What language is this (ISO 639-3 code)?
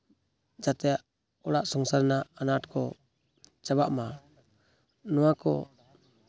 sat